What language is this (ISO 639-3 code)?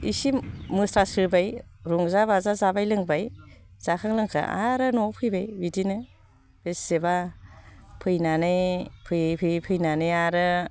brx